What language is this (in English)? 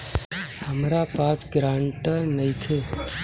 Bhojpuri